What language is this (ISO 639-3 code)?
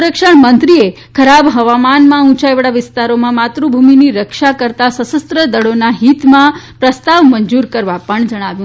guj